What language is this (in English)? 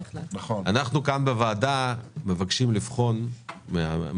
Hebrew